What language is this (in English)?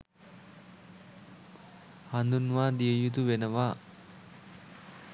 Sinhala